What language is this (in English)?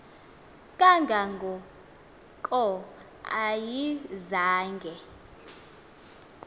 Xhosa